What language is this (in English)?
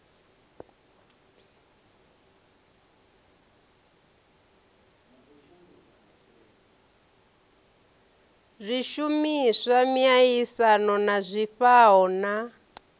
Venda